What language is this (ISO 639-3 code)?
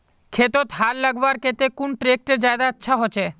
mag